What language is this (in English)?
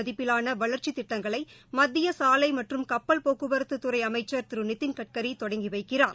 Tamil